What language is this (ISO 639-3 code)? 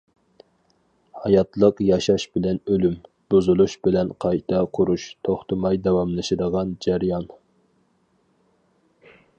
uig